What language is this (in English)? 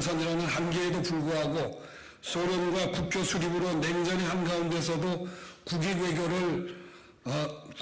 Korean